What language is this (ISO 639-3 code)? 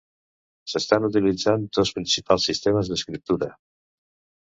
cat